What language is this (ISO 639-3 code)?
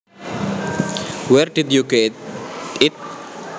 jav